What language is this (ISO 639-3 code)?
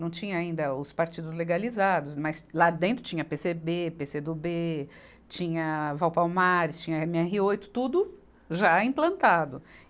por